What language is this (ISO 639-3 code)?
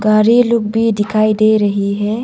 hin